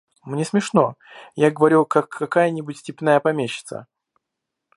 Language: Russian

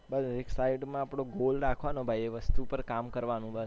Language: Gujarati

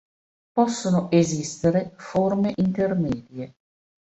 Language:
Italian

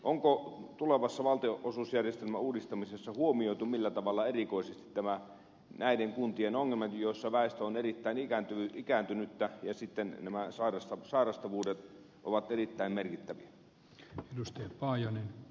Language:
Finnish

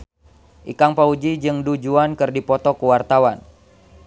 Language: Sundanese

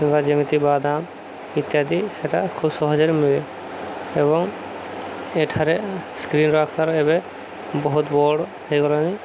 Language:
Odia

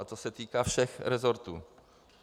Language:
Czech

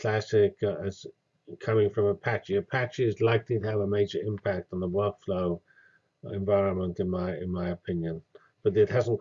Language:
English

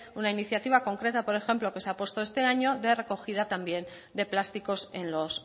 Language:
Spanish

